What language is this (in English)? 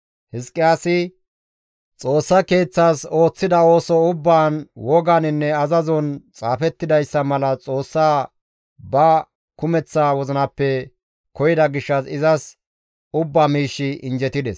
Gamo